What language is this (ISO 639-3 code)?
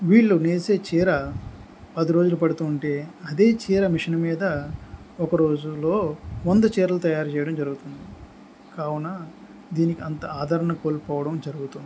tel